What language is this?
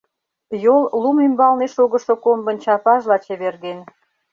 Mari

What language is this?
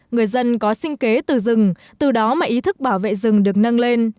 Vietnamese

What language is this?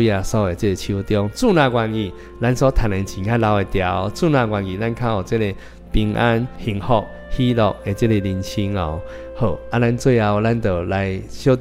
Chinese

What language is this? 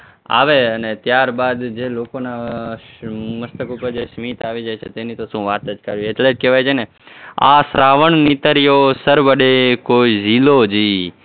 Gujarati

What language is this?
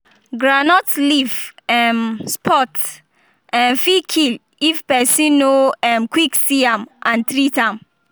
Nigerian Pidgin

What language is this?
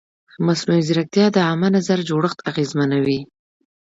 Pashto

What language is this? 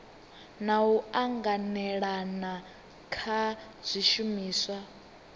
Venda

